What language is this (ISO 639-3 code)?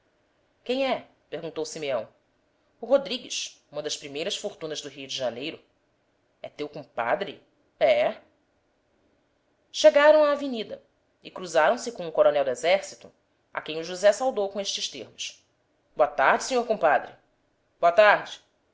por